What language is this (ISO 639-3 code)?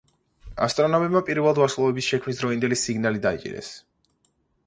kat